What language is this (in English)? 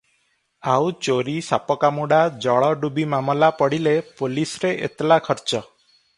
Odia